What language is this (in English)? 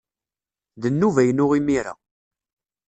Kabyle